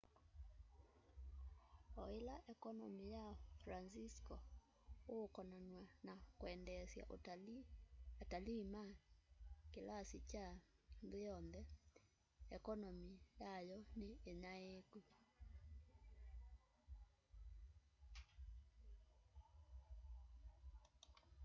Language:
Kamba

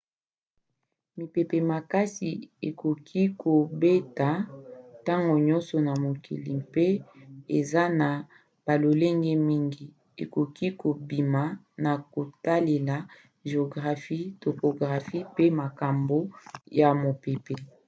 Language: Lingala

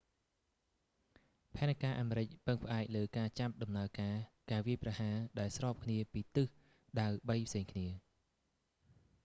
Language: Khmer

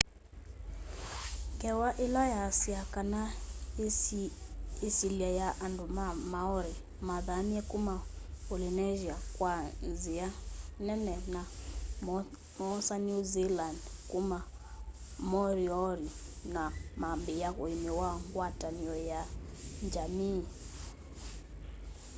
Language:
Kamba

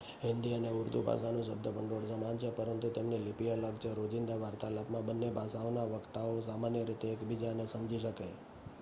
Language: Gujarati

